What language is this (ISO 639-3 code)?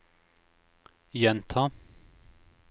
nor